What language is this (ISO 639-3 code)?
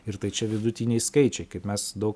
lit